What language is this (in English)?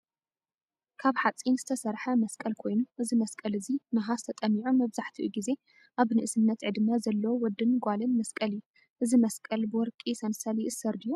Tigrinya